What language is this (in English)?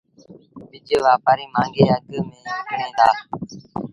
Sindhi Bhil